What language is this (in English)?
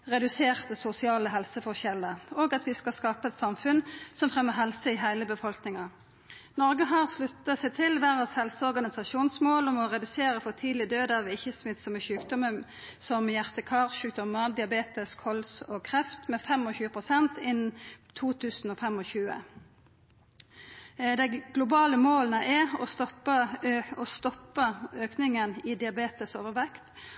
Norwegian Nynorsk